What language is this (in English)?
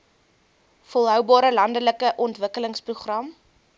Afrikaans